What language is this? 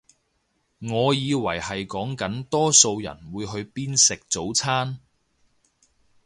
Cantonese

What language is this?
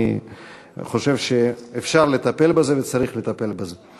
Hebrew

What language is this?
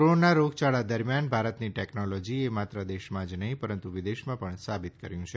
Gujarati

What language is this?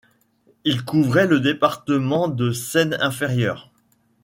French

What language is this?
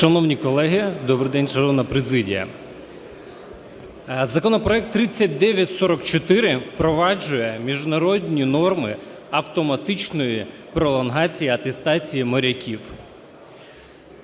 Ukrainian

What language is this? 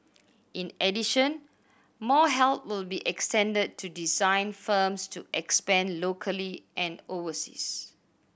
English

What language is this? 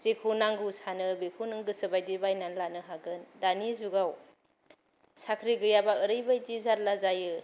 Bodo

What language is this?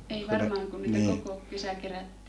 Finnish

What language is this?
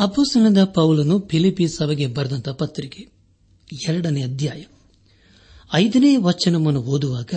Kannada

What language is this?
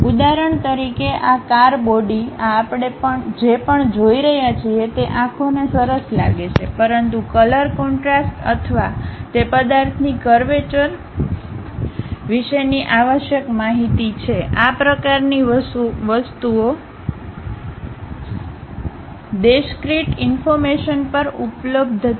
Gujarati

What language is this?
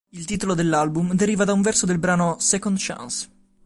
Italian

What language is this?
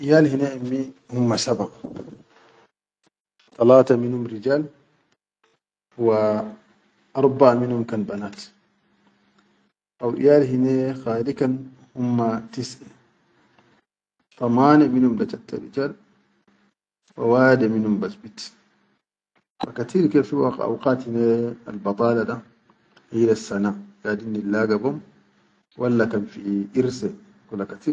Chadian Arabic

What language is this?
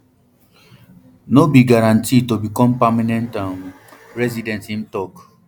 Nigerian Pidgin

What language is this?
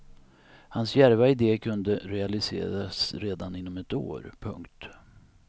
Swedish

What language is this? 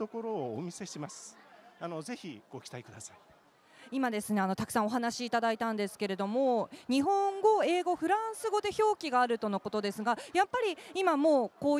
Japanese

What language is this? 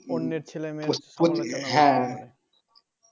Bangla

